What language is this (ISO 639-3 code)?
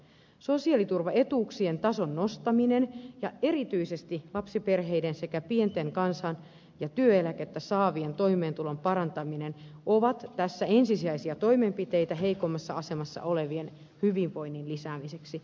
fin